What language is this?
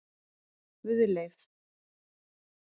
Icelandic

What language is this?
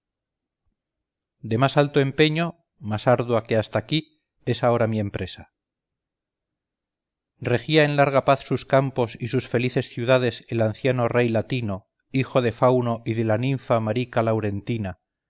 Spanish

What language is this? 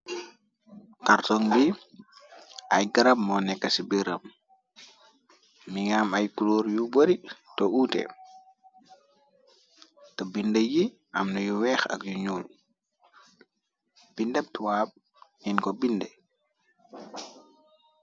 Wolof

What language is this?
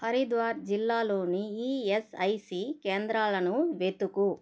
Telugu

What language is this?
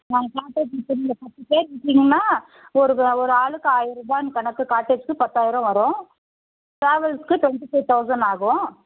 Tamil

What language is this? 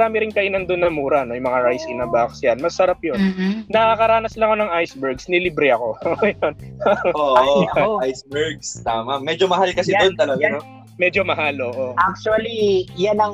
Filipino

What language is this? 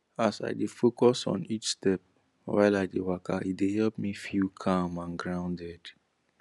Nigerian Pidgin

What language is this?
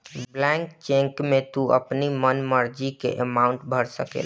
Bhojpuri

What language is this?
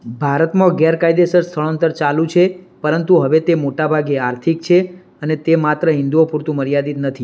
Gujarati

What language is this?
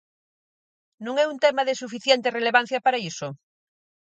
Galician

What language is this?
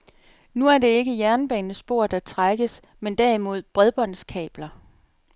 Danish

